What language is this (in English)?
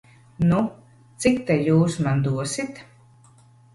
Latvian